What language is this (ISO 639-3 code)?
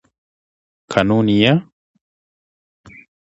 swa